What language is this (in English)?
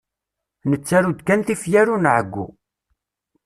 Kabyle